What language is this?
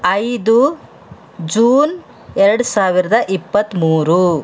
Kannada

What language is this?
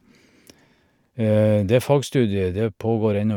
Norwegian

